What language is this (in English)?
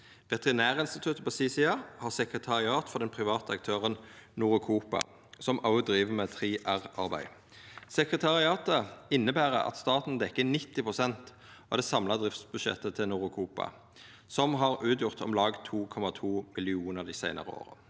Norwegian